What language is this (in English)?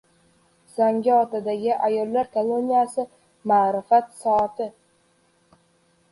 Uzbek